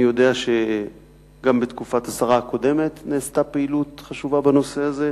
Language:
Hebrew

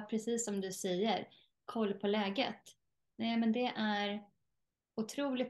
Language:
Swedish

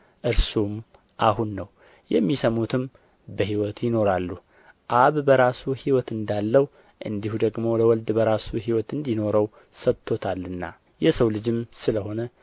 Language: Amharic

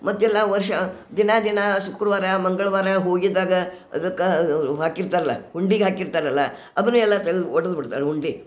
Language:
Kannada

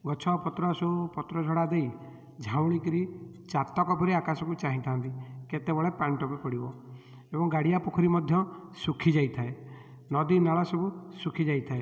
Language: Odia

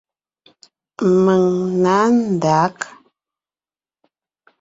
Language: Ngiemboon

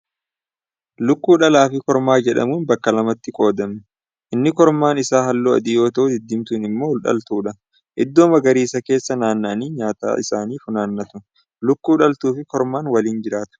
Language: Oromo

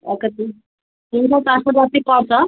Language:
Nepali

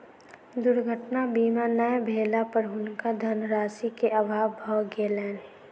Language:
Maithili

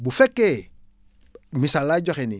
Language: Wolof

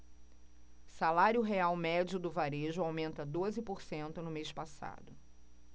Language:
Portuguese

